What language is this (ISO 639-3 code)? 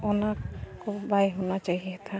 sat